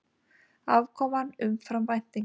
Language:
Icelandic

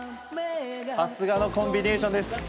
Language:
Japanese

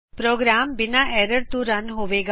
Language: Punjabi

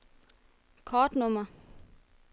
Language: Danish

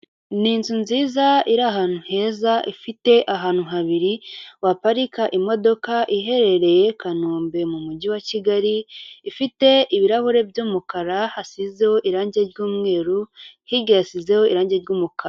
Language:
Kinyarwanda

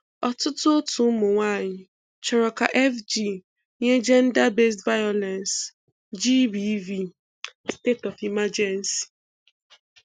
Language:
Igbo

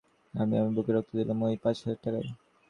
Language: Bangla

